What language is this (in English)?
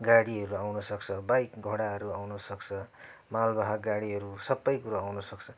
Nepali